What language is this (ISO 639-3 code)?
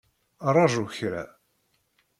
kab